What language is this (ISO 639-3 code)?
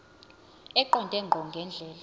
zul